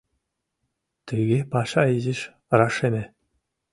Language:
Mari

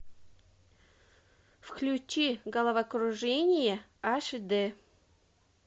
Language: Russian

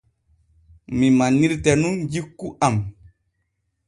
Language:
Borgu Fulfulde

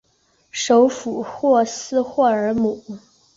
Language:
Chinese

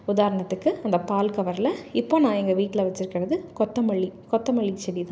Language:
Tamil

